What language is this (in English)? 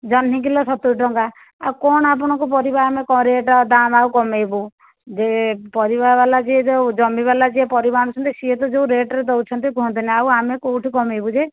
Odia